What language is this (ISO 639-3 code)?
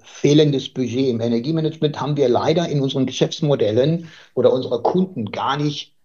deu